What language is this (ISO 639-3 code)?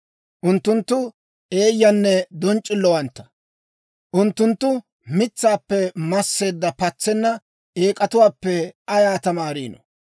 dwr